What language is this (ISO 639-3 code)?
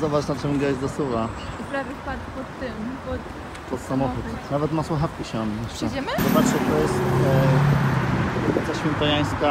pol